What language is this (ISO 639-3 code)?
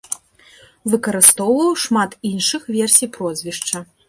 bel